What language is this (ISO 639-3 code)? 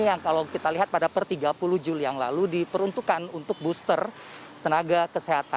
ind